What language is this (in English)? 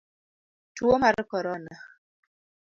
Luo (Kenya and Tanzania)